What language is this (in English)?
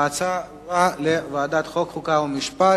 Hebrew